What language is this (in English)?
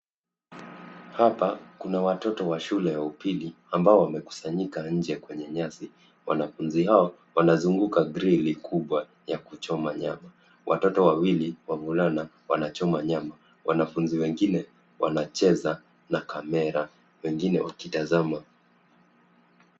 Swahili